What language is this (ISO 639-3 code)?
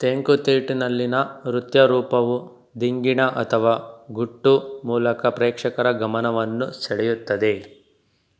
kan